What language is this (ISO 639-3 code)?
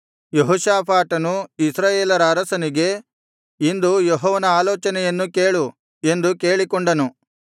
kan